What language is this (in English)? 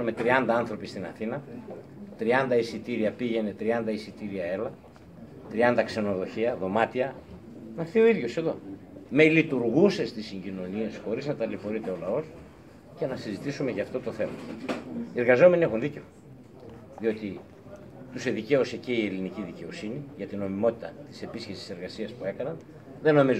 Greek